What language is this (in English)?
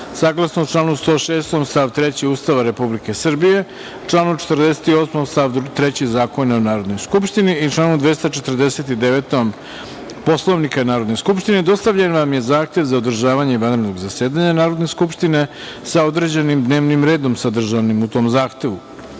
Serbian